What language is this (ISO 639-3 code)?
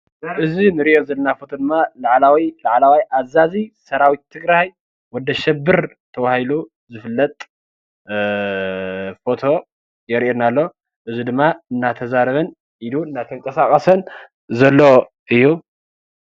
tir